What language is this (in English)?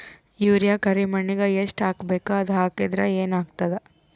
Kannada